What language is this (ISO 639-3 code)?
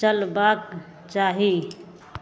mai